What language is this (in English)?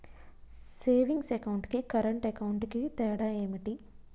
Telugu